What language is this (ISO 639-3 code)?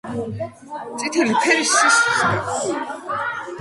kat